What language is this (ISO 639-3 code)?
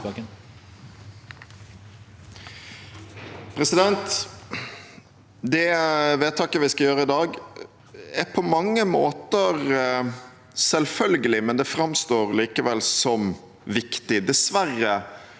nor